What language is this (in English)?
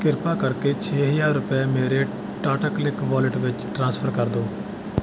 Punjabi